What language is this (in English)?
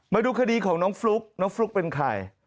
Thai